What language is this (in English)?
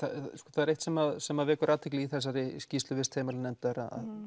Icelandic